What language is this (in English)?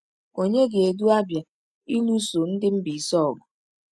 Igbo